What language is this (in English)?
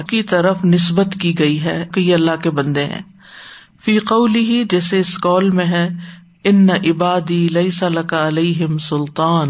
Urdu